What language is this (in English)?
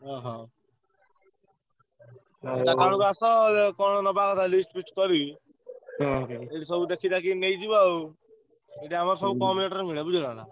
Odia